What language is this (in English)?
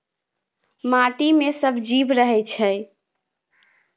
Maithili